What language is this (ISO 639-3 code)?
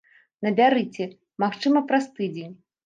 bel